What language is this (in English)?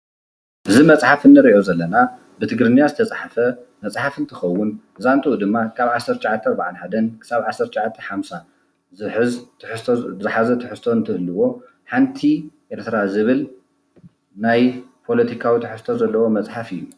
Tigrinya